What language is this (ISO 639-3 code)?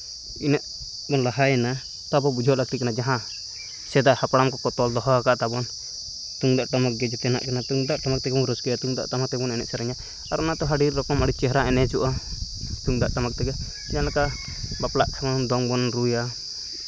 sat